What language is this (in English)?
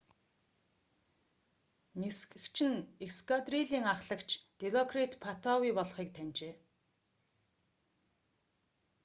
Mongolian